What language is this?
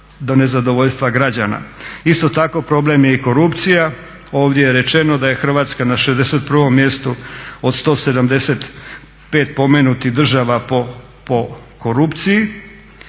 Croatian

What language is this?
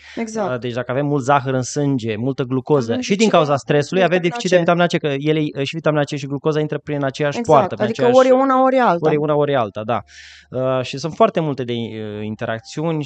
Romanian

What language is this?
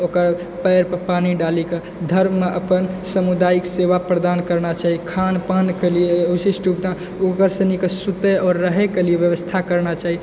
Maithili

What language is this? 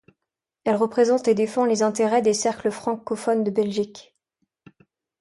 French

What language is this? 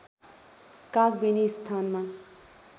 Nepali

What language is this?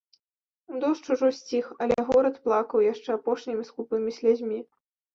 Belarusian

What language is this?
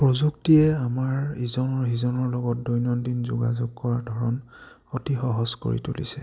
Assamese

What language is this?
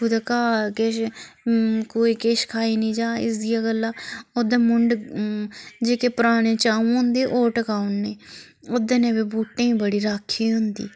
Dogri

